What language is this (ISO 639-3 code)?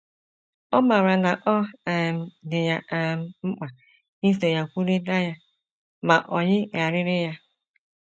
ibo